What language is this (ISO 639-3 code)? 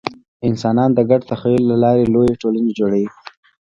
pus